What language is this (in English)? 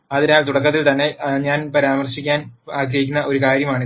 Malayalam